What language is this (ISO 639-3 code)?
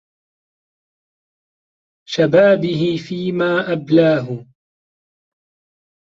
ara